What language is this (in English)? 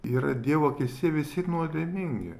Lithuanian